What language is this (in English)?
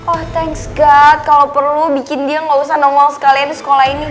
Indonesian